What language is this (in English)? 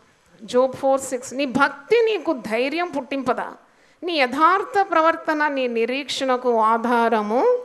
Hindi